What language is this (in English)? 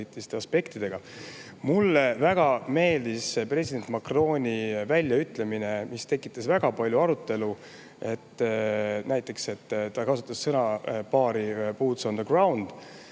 Estonian